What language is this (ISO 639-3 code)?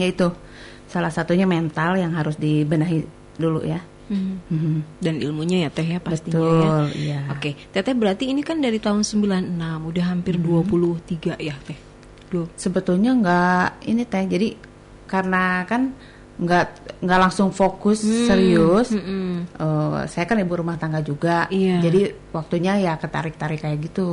ind